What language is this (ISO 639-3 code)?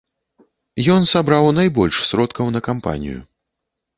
bel